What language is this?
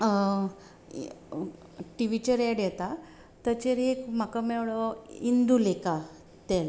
Konkani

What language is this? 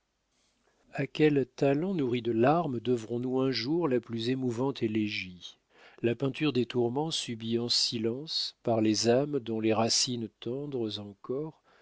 French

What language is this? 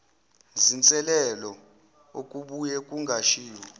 Zulu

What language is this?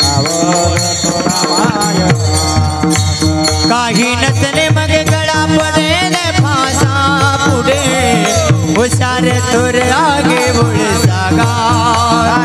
Arabic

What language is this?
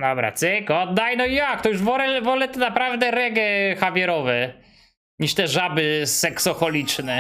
Polish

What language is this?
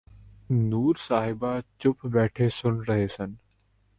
Punjabi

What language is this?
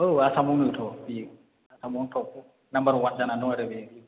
Bodo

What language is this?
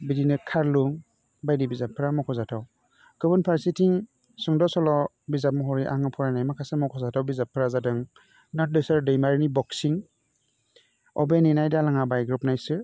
Bodo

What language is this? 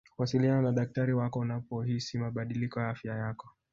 Swahili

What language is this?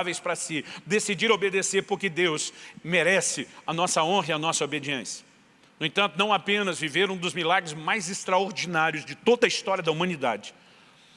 Portuguese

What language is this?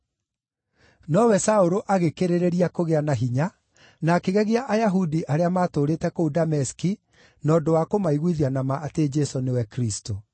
Kikuyu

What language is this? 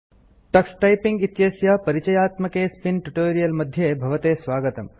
Sanskrit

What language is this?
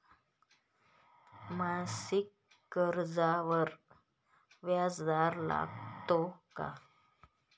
Marathi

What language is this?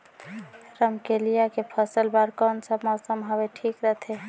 Chhattisgarhi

